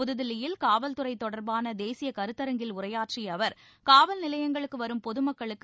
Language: Tamil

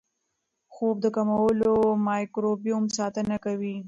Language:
Pashto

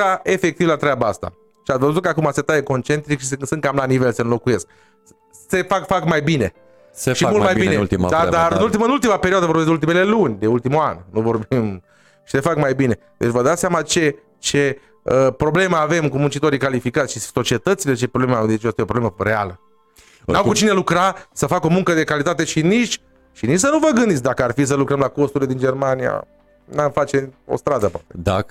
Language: Romanian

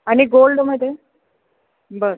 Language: Marathi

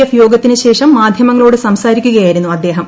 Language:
Malayalam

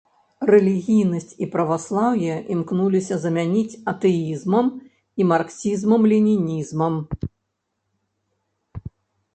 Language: Belarusian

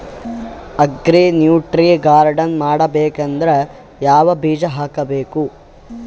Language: Kannada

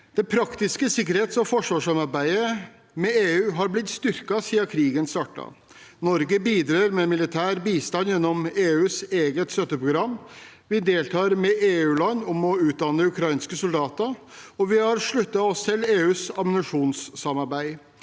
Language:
Norwegian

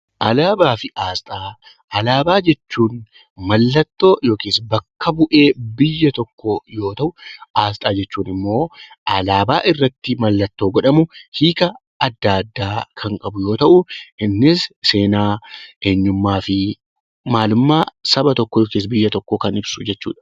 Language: Oromo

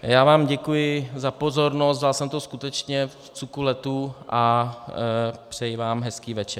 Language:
Czech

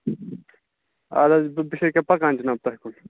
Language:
Kashmiri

